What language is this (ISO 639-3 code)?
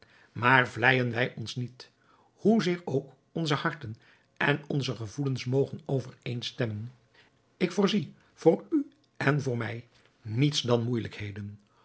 nld